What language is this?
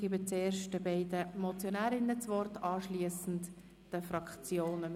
Swiss German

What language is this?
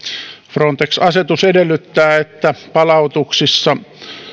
Finnish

